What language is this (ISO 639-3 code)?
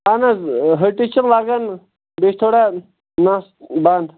kas